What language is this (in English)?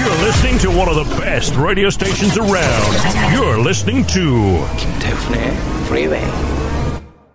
Korean